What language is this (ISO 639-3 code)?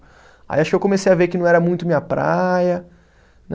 por